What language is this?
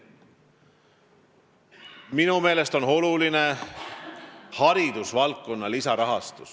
Estonian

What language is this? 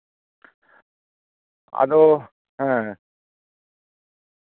Santali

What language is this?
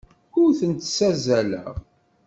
Kabyle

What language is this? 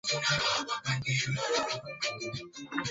Swahili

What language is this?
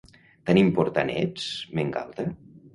Catalan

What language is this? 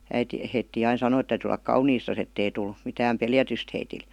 Finnish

